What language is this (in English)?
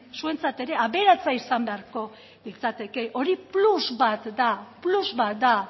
Basque